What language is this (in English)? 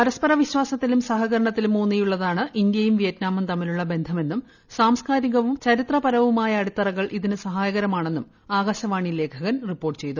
Malayalam